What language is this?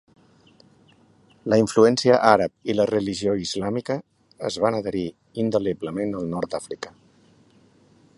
Catalan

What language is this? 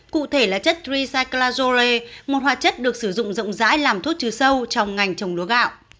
Vietnamese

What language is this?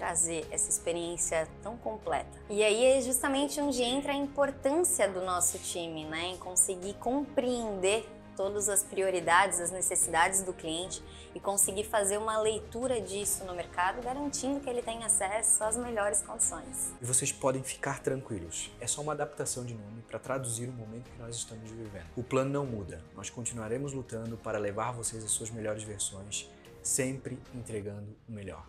Portuguese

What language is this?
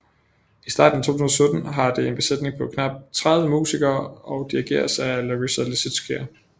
Danish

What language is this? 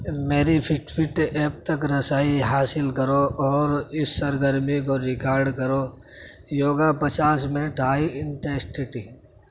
Urdu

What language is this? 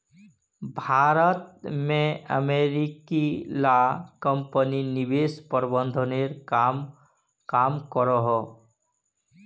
Magahi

